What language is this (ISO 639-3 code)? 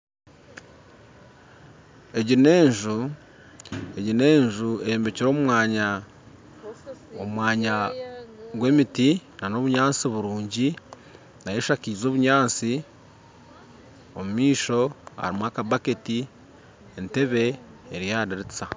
nyn